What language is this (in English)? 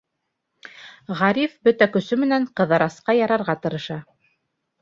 Bashkir